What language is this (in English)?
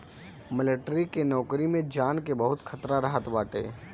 Bhojpuri